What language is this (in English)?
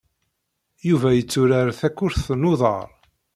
Kabyle